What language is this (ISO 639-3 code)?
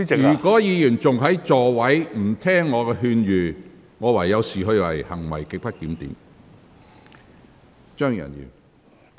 yue